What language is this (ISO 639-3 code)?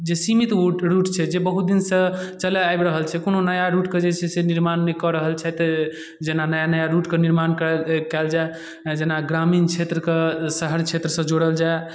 mai